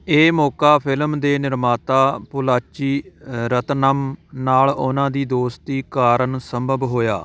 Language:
Punjabi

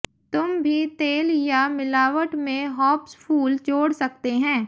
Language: Hindi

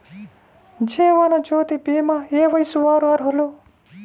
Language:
Telugu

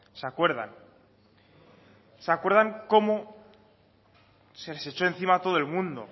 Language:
Spanish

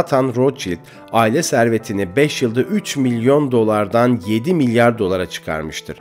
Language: Turkish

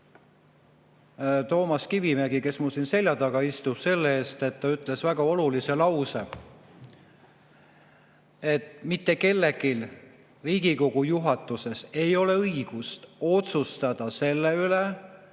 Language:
Estonian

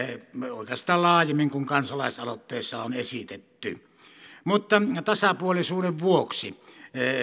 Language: Finnish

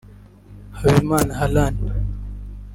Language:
Kinyarwanda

